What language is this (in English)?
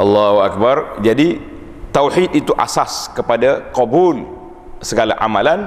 Malay